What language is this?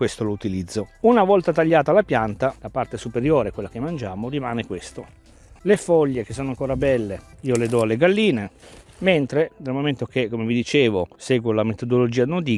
Italian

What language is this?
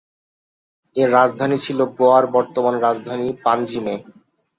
Bangla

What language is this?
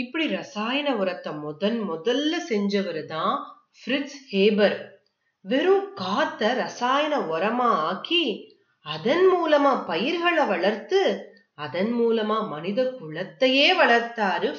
Tamil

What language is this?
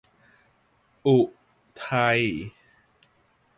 Thai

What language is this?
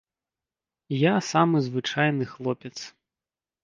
Belarusian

